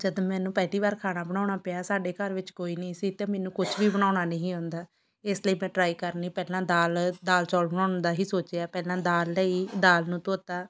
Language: Punjabi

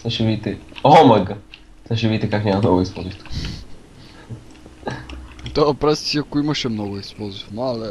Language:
Bulgarian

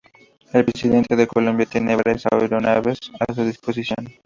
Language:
Spanish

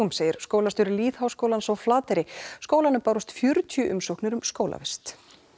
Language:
Icelandic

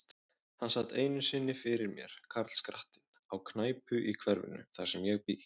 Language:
Icelandic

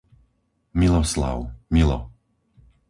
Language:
Slovak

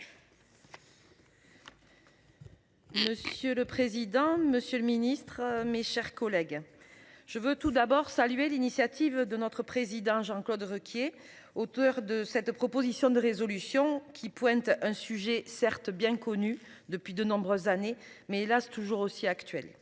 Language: French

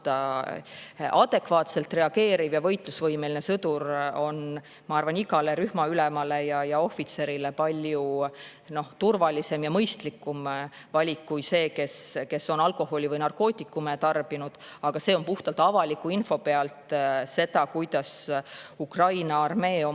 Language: Estonian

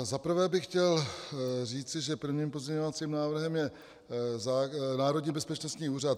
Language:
Czech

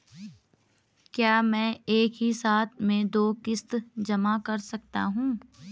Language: Hindi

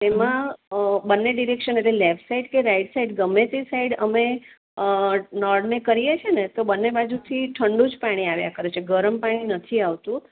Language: Gujarati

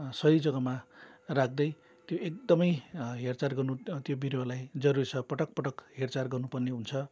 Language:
Nepali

